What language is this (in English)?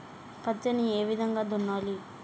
Telugu